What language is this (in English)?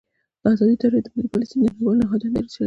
Pashto